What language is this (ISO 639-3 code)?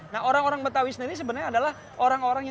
ind